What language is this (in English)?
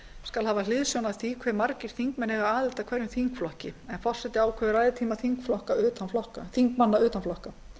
Icelandic